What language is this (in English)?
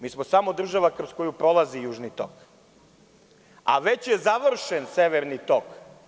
Serbian